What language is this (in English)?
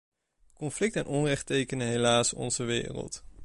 Dutch